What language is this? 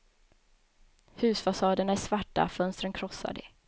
Swedish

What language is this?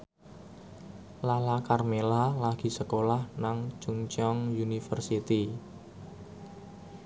Javanese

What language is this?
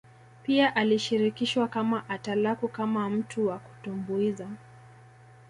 Swahili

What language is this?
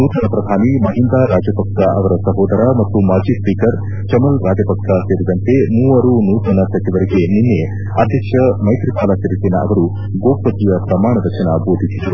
Kannada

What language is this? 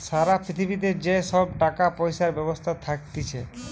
Bangla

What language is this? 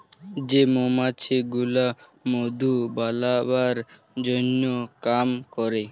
Bangla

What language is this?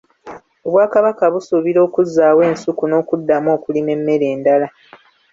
Ganda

